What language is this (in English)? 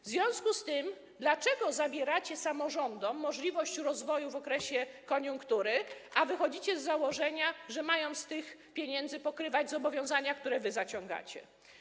Polish